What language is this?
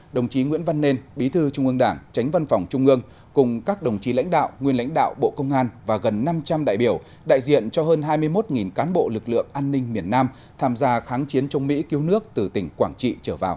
Vietnamese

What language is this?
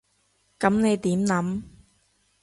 Cantonese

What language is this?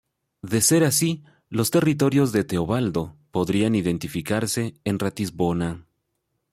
Spanish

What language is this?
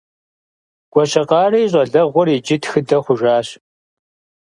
Kabardian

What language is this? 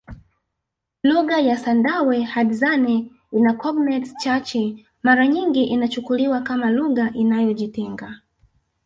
Swahili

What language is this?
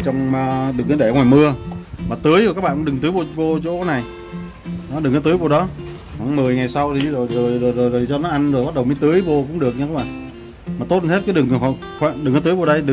Vietnamese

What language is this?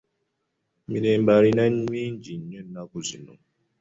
Ganda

